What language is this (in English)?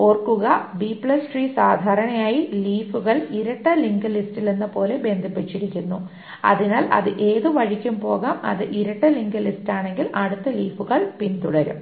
Malayalam